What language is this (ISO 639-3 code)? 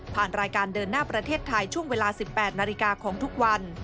tha